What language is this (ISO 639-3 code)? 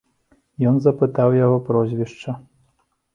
bel